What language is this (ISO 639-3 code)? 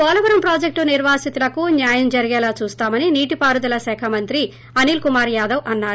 tel